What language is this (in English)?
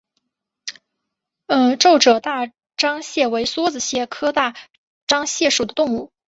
Chinese